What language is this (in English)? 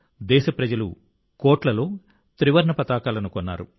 Telugu